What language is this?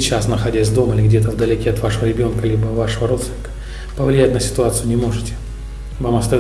Russian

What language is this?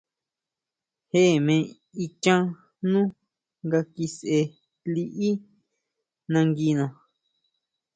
Huautla Mazatec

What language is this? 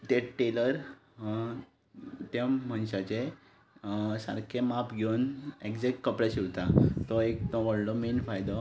Konkani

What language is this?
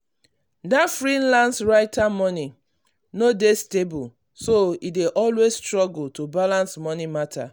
Nigerian Pidgin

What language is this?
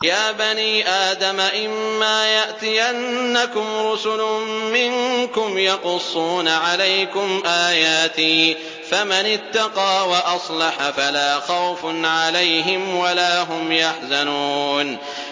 Arabic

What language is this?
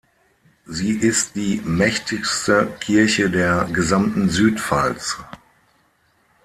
German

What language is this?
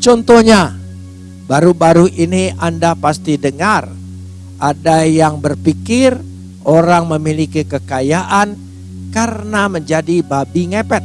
Indonesian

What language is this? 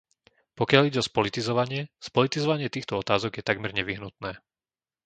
Slovak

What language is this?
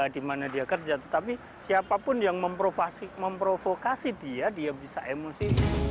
Indonesian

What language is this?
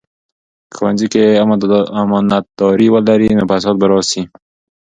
Pashto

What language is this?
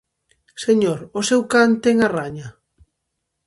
Galician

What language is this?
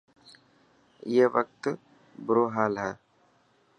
Dhatki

